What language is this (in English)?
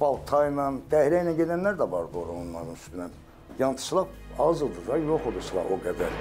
Turkish